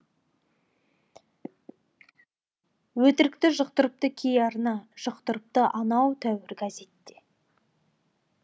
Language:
Kazakh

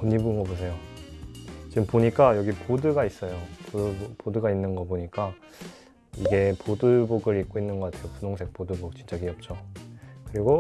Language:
Korean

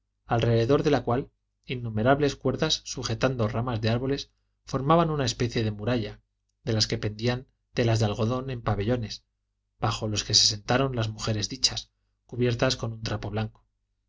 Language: Spanish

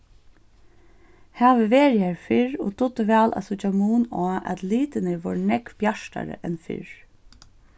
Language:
Faroese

